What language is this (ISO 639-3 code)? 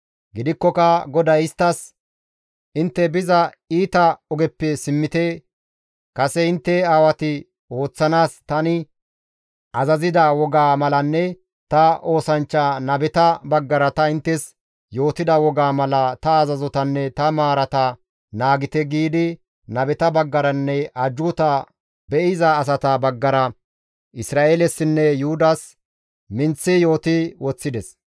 gmv